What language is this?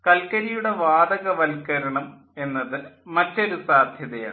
Malayalam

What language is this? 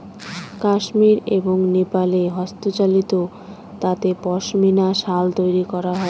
Bangla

